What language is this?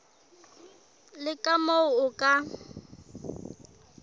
Southern Sotho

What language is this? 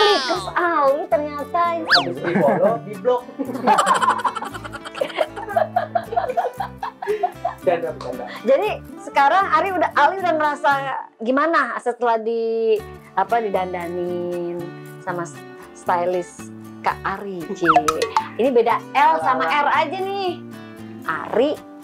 Indonesian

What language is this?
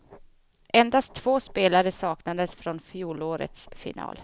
Swedish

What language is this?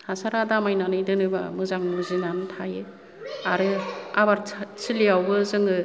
Bodo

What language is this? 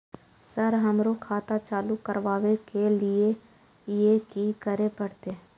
Maithili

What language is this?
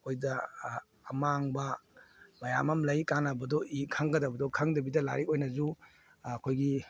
Manipuri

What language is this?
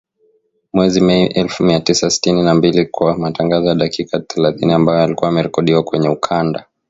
Swahili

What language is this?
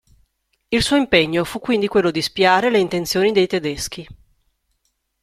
Italian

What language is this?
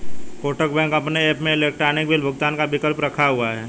Hindi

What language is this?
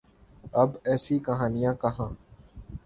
Urdu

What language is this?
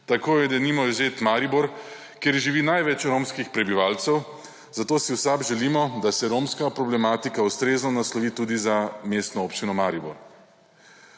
Slovenian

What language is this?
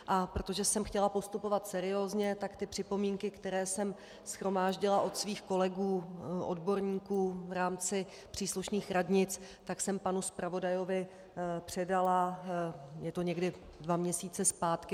Czech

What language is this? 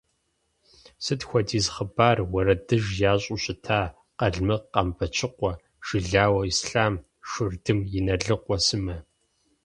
Kabardian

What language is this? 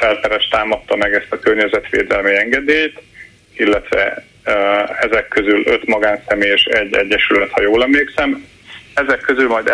Hungarian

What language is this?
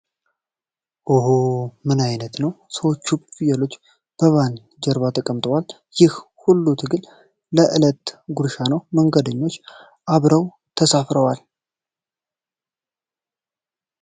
Amharic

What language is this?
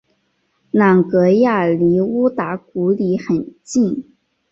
Chinese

